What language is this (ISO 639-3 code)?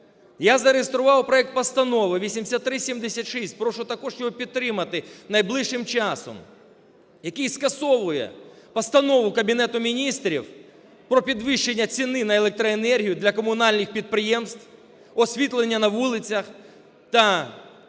ukr